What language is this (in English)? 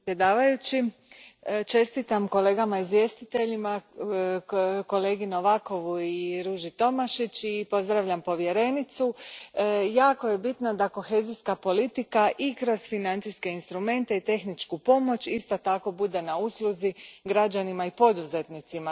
Croatian